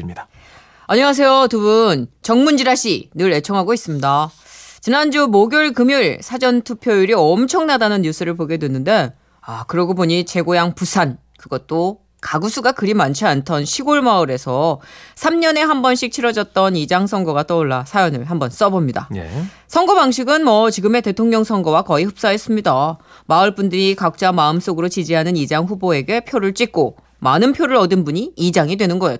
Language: Korean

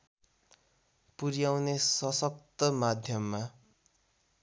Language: Nepali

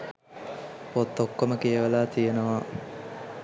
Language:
Sinhala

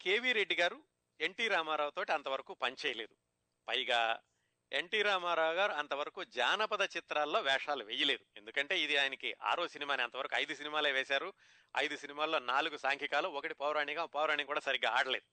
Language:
Telugu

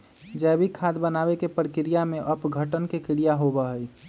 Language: Magahi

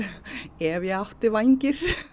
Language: Icelandic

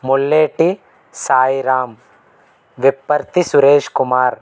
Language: Telugu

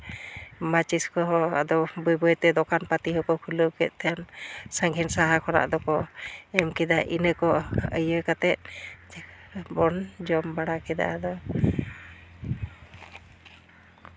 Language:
Santali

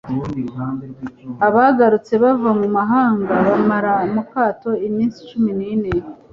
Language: Kinyarwanda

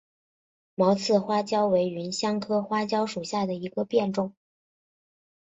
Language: Chinese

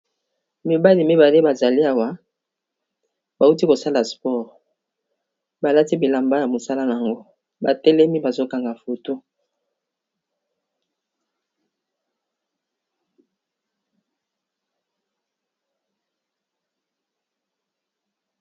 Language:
Lingala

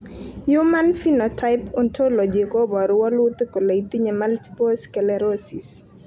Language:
Kalenjin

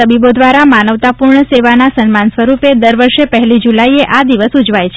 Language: Gujarati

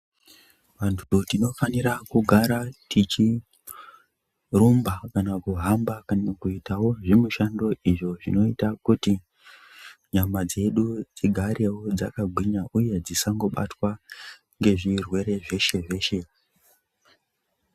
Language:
Ndau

